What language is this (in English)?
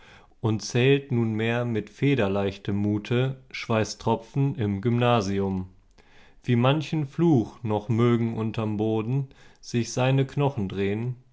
German